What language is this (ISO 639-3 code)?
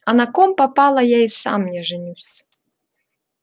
rus